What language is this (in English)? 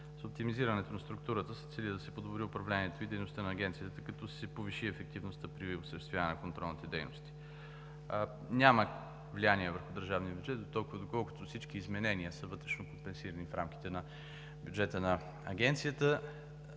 Bulgarian